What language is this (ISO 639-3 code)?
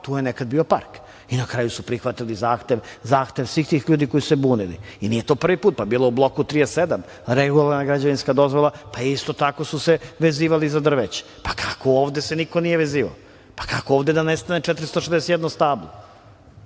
srp